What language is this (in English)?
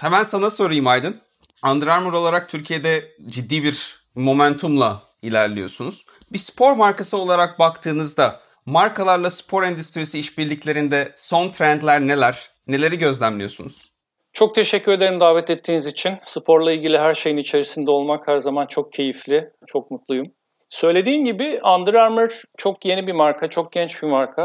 Turkish